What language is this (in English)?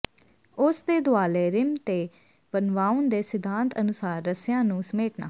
Punjabi